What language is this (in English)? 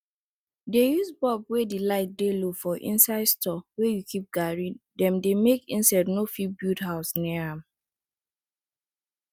Nigerian Pidgin